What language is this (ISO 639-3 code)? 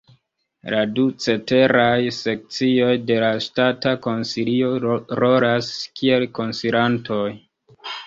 epo